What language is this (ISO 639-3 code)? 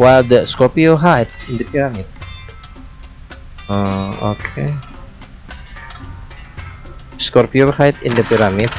ind